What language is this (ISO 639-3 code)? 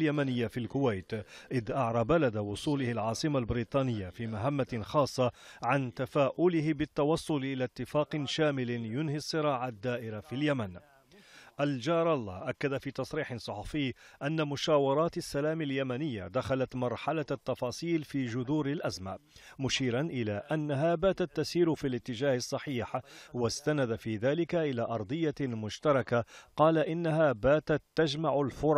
ara